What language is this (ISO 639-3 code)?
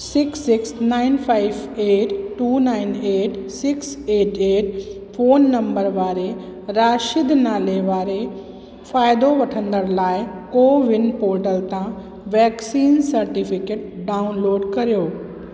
snd